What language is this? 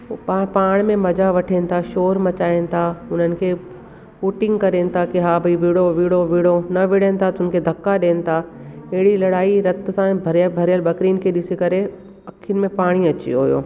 Sindhi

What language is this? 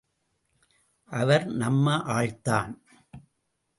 Tamil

